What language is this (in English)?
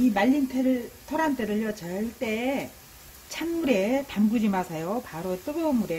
Korean